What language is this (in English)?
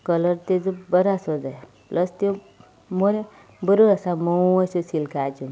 Konkani